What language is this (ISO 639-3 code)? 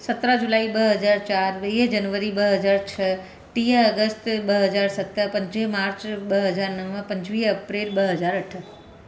snd